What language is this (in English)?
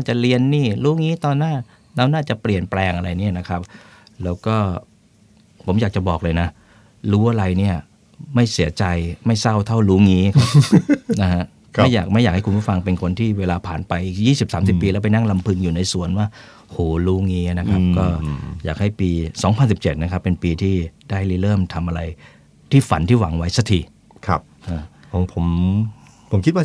Thai